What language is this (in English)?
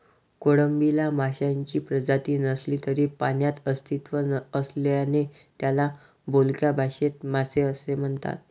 Marathi